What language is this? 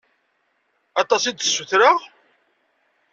Kabyle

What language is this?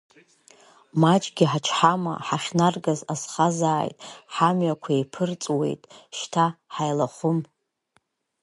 Abkhazian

